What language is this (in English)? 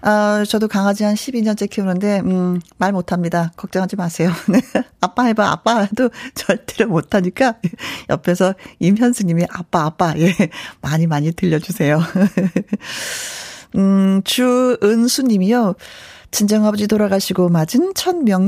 Korean